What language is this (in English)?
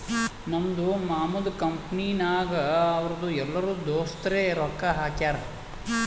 Kannada